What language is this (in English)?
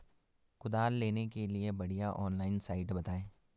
Hindi